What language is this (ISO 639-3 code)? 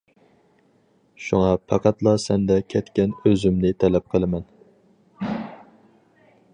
uig